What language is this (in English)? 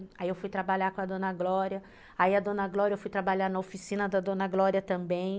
Portuguese